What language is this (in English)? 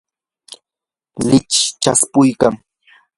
Yanahuanca Pasco Quechua